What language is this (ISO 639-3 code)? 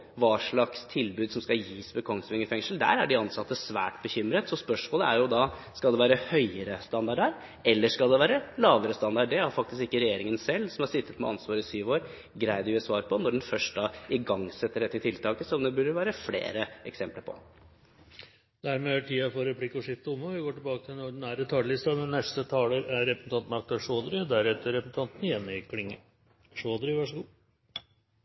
nor